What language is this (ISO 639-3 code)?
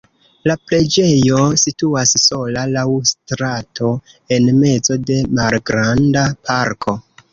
epo